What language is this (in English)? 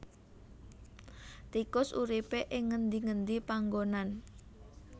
Javanese